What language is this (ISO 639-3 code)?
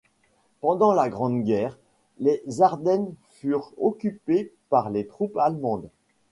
fra